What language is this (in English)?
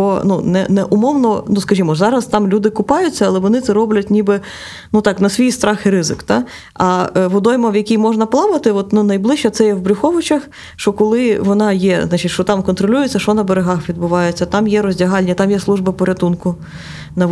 Ukrainian